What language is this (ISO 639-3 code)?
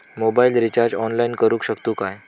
mar